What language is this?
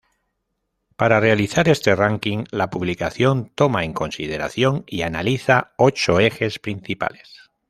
Spanish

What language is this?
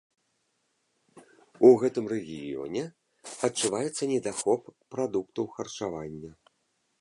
Belarusian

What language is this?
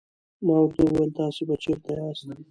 Pashto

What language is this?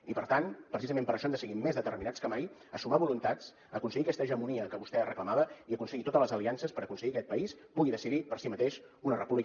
Catalan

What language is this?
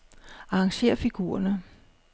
Danish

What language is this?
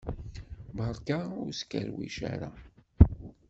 Kabyle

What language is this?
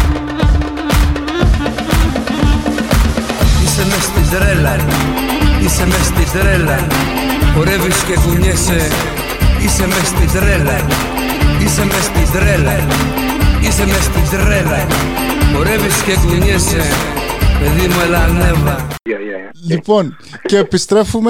Greek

